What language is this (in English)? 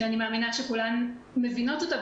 Hebrew